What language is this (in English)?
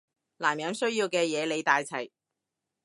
Cantonese